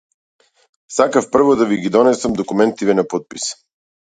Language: Macedonian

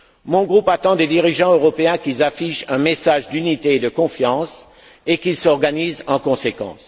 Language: French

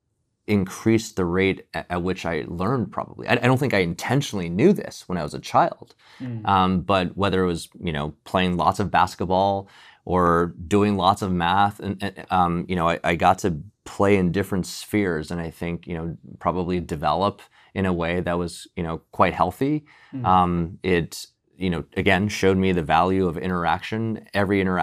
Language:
English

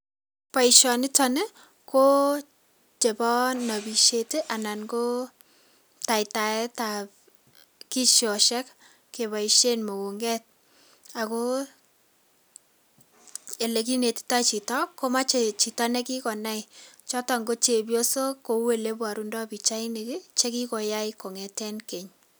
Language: Kalenjin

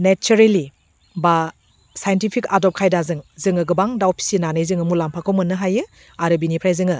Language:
Bodo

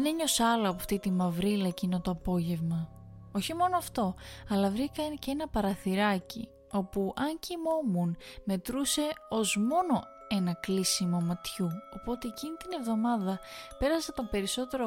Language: Greek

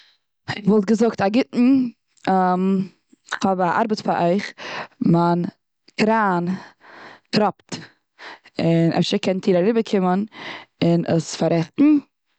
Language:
Yiddish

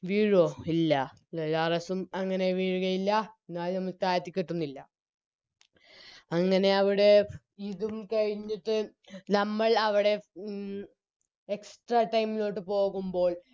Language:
Malayalam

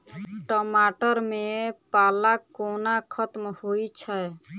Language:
Maithili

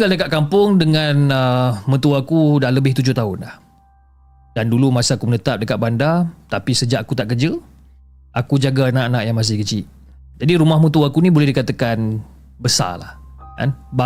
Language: Malay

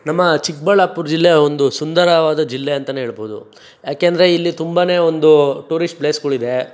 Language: Kannada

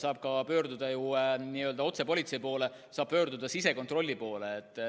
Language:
Estonian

